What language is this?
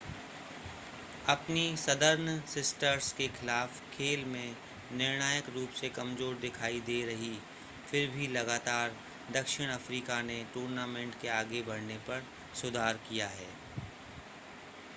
Hindi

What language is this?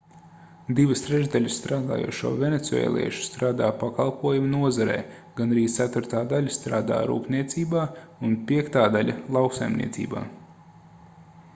Latvian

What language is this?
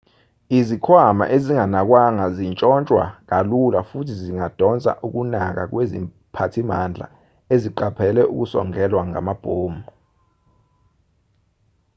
Zulu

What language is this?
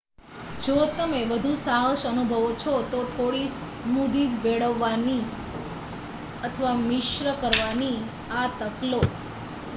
Gujarati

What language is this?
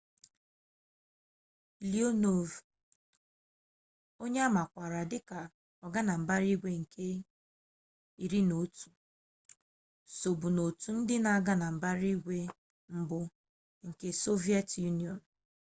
Igbo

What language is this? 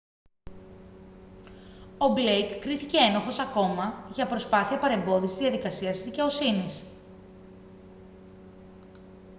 Greek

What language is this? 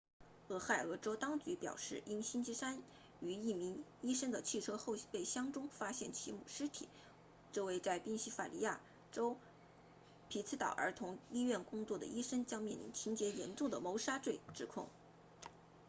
Chinese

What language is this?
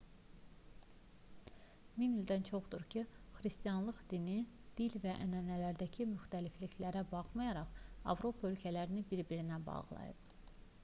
Azerbaijani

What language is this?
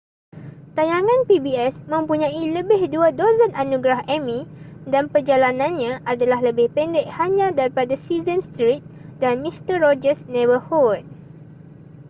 Malay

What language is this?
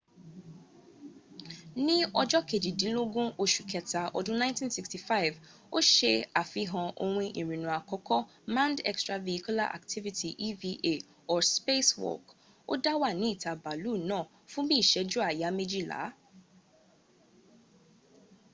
Yoruba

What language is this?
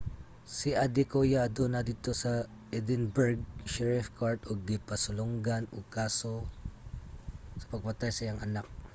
Cebuano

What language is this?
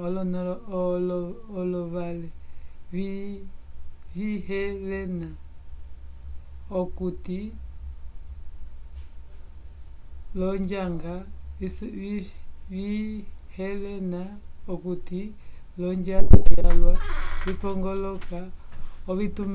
Umbundu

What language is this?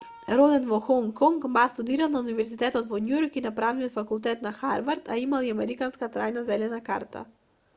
Macedonian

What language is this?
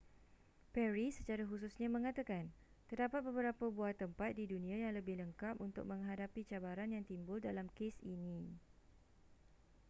Malay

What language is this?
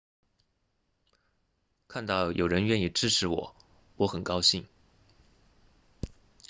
Chinese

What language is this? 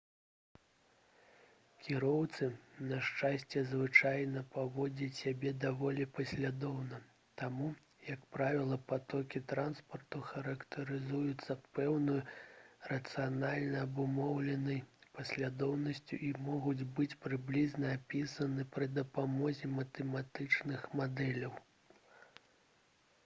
Belarusian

